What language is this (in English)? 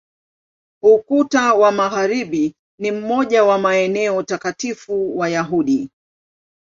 Swahili